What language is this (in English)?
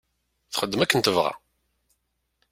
Kabyle